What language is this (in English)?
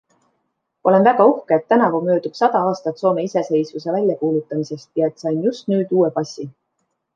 Estonian